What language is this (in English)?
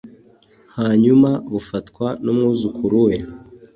Kinyarwanda